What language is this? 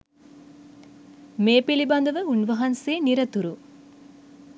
Sinhala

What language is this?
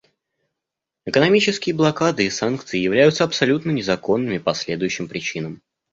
Russian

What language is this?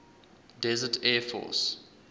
English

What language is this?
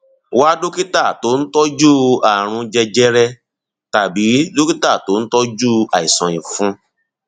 Yoruba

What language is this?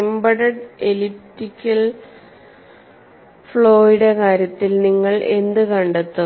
Malayalam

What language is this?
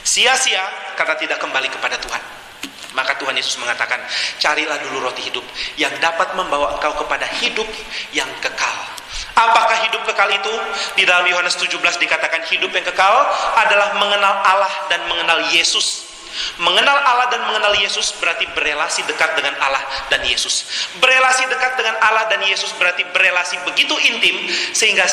Indonesian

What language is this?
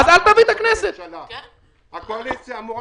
Hebrew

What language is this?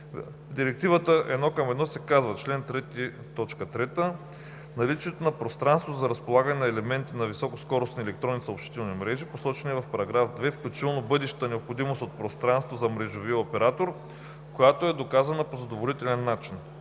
Bulgarian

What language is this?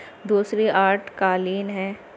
Urdu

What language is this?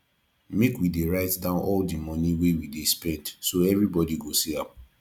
Nigerian Pidgin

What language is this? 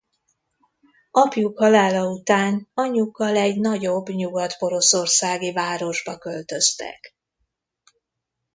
Hungarian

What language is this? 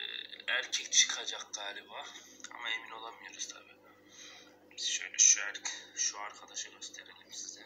Turkish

